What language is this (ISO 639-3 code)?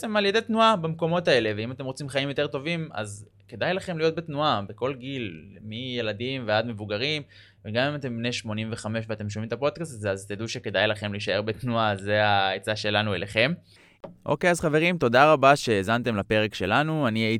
heb